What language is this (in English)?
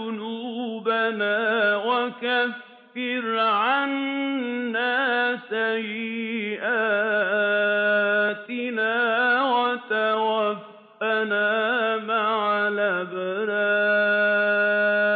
Arabic